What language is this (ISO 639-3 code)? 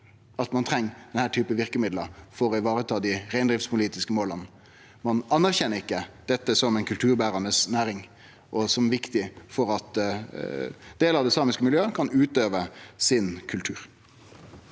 nor